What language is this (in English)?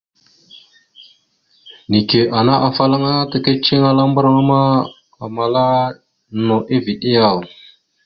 Mada (Cameroon)